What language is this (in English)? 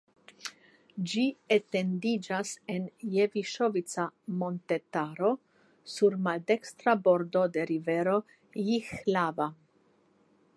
Esperanto